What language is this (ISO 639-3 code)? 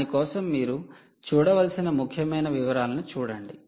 tel